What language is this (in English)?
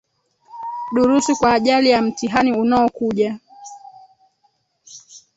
Swahili